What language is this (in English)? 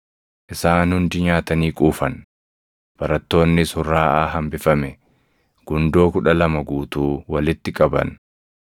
Oromo